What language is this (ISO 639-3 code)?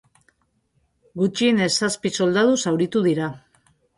eus